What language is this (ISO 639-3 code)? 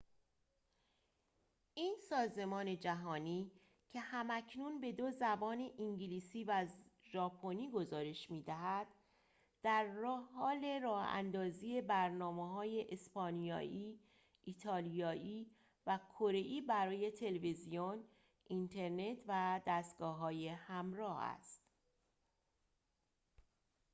fas